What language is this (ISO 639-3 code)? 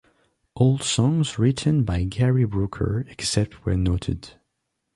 eng